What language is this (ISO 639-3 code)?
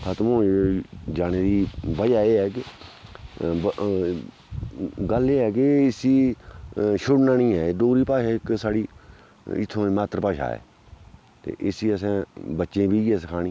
doi